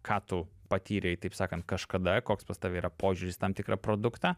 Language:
Lithuanian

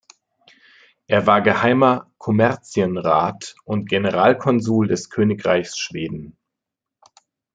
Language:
German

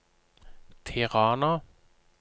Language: Norwegian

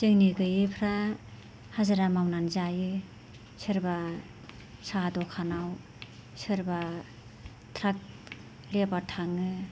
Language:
Bodo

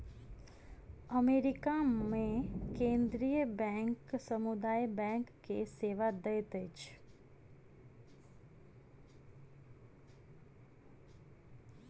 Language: Maithili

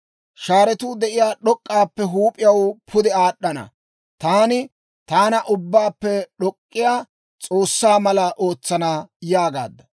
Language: Dawro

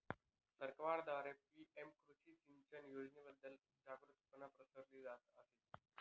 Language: Marathi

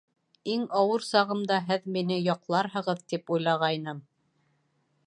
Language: Bashkir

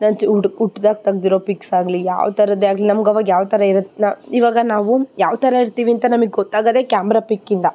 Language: Kannada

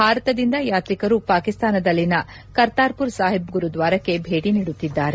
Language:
Kannada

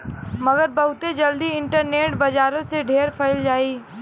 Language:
Bhojpuri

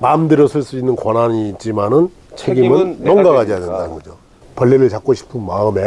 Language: Korean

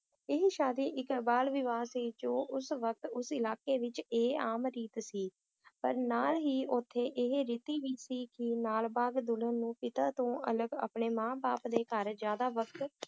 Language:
Punjabi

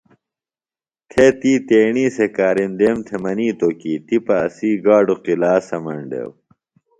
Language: Phalura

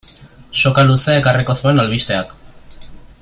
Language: Basque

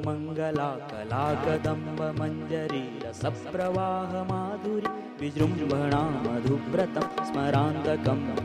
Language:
Hindi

